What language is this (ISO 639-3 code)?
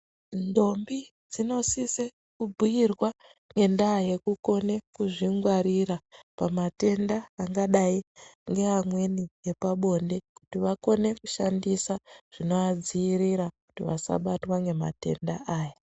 ndc